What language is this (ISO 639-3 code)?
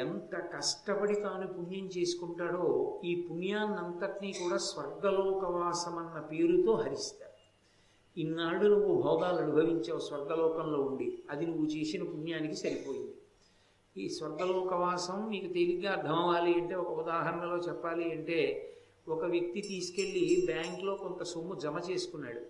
tel